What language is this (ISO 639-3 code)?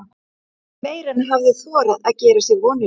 isl